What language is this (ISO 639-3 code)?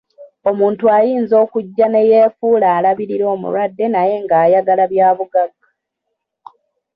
lug